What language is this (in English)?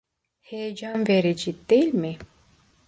Turkish